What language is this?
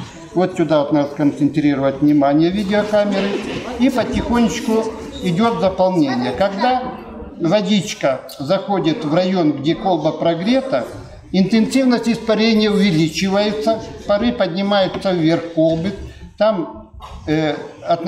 Russian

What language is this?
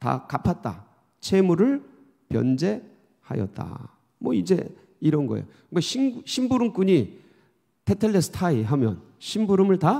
Korean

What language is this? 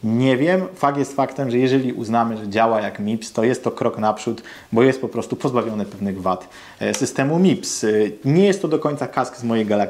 Polish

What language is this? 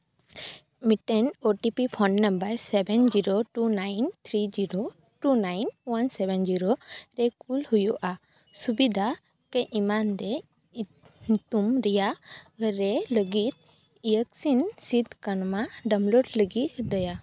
Santali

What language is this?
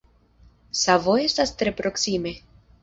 Esperanto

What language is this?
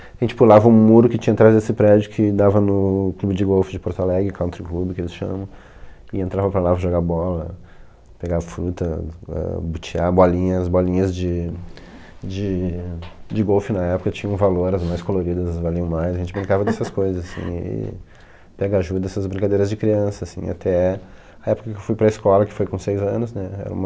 Portuguese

